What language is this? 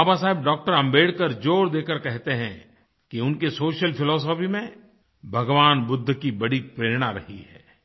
Hindi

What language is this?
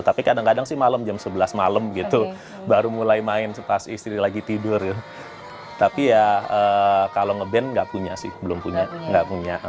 Indonesian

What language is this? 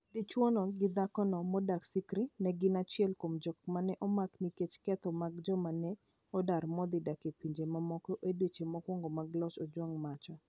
Luo (Kenya and Tanzania)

